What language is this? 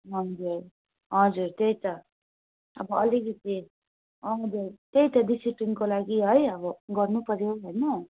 Nepali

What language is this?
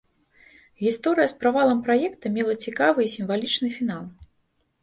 Belarusian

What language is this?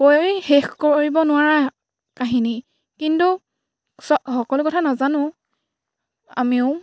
Assamese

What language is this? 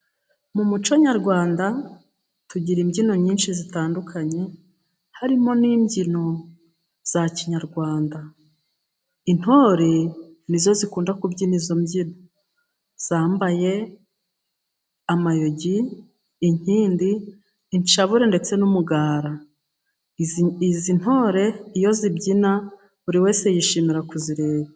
Kinyarwanda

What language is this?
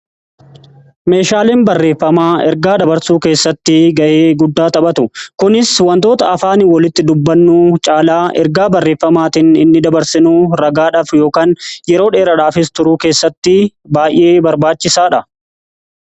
Oromo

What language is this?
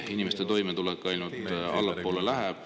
Estonian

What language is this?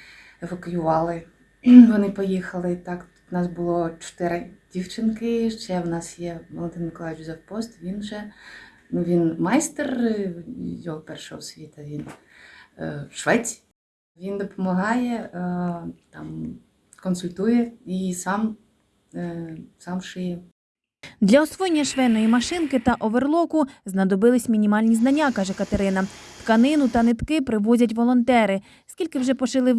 Ukrainian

